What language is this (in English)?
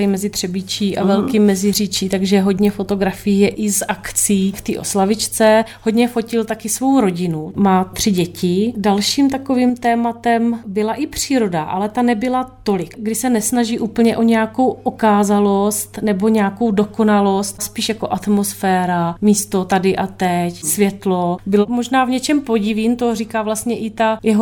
Czech